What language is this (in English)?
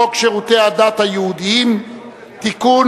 Hebrew